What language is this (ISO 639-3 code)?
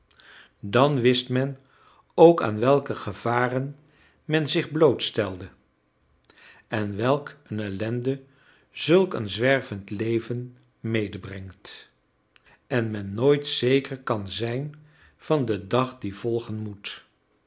nld